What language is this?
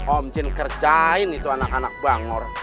Indonesian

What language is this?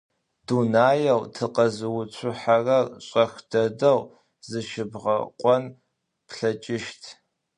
Adyghe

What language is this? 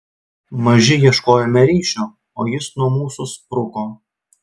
Lithuanian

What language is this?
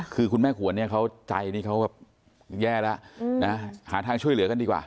Thai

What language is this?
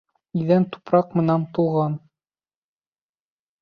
Bashkir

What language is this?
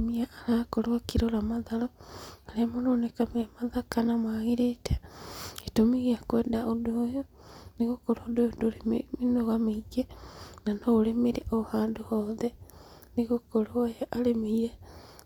Kikuyu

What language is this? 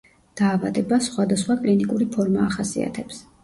Georgian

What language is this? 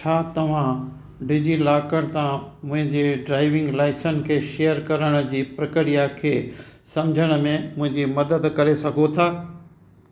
Sindhi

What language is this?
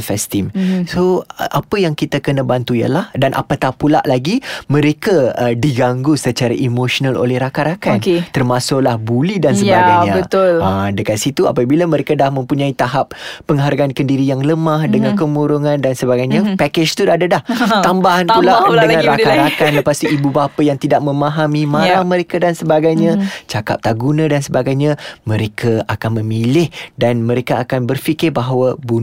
Malay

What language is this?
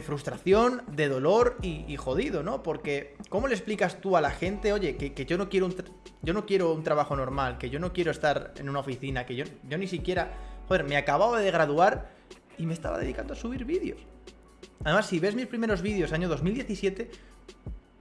Spanish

